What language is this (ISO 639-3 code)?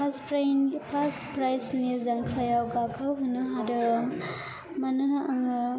brx